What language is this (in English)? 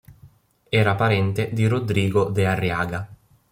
Italian